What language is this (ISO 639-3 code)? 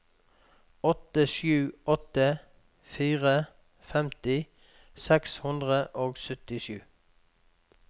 nor